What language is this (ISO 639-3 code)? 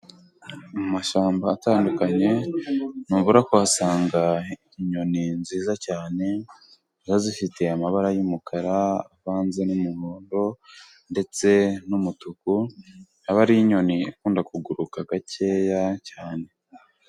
kin